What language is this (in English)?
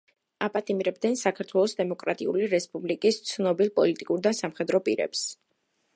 Georgian